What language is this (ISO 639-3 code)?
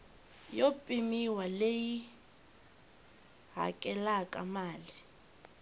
tso